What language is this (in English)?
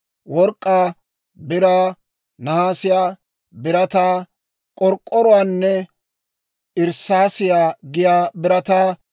Dawro